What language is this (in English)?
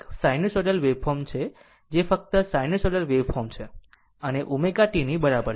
Gujarati